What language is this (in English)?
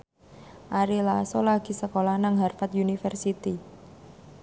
Javanese